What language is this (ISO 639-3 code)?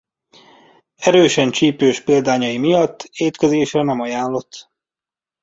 hun